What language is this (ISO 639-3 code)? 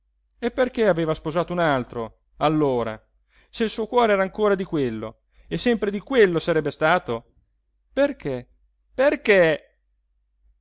ita